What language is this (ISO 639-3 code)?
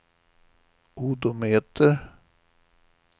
swe